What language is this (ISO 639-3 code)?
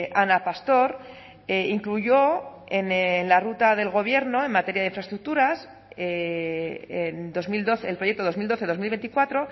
spa